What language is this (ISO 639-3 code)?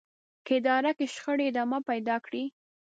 pus